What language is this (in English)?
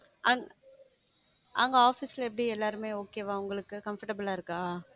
Tamil